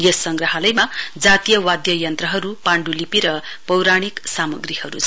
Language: Nepali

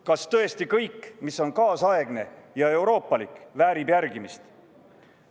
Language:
Estonian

